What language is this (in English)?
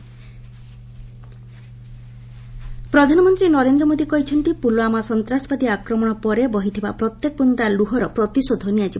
Odia